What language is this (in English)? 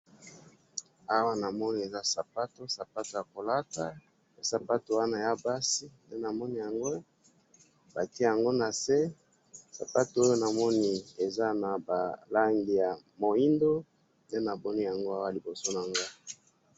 Lingala